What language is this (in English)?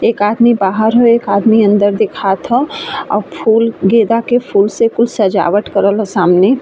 Bhojpuri